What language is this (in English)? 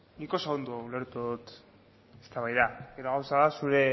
Basque